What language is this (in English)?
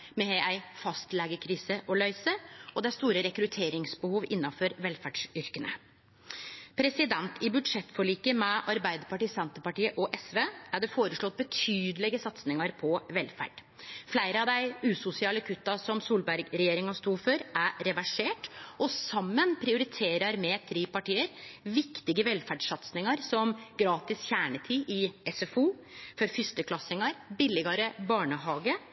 Norwegian Nynorsk